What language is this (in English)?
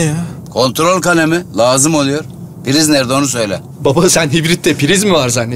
Turkish